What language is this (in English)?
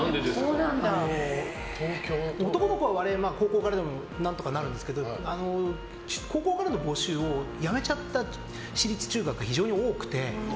Japanese